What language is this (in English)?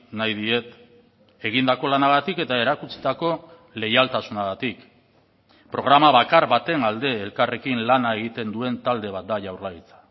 Basque